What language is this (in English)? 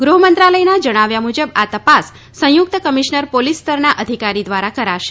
Gujarati